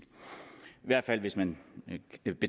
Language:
Danish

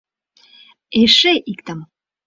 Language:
Mari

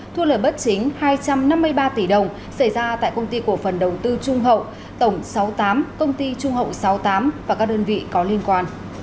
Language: Vietnamese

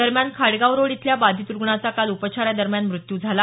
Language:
Marathi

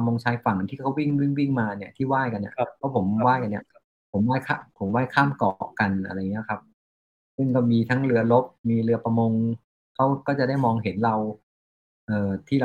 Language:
Thai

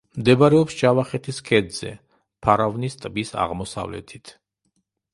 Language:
Georgian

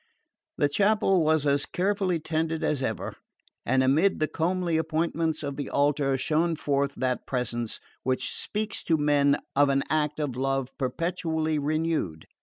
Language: English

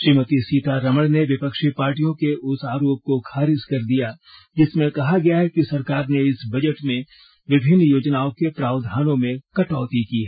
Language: Hindi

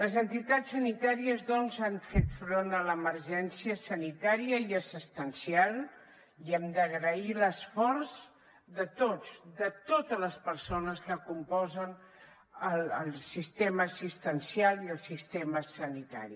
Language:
Catalan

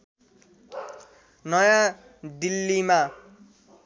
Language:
Nepali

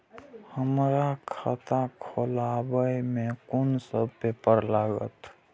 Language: Maithili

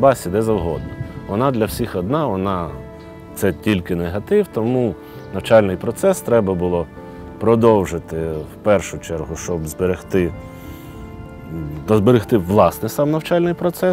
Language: Ukrainian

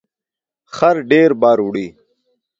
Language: Pashto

